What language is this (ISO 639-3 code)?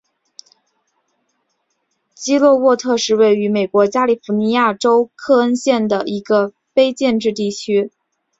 zho